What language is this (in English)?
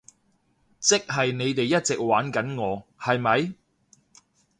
Cantonese